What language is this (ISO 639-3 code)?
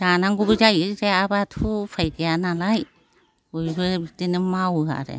brx